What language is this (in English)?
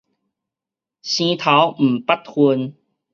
Min Nan Chinese